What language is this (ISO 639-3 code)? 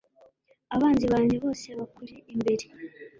kin